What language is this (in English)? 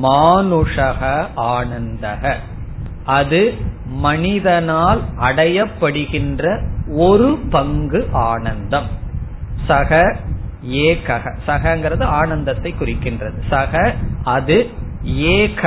Tamil